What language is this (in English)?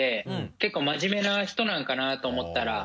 Japanese